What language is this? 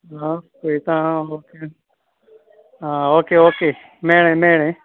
Konkani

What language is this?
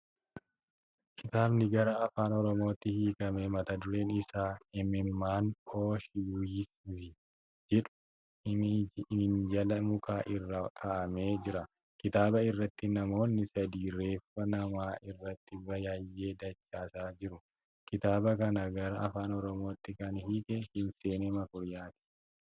Oromo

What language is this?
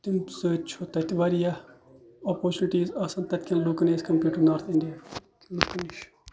Kashmiri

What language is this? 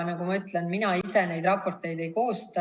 Estonian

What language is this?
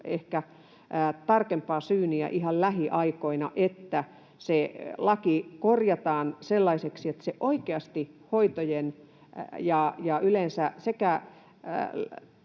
Finnish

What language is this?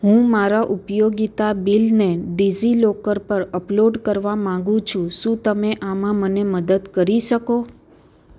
Gujarati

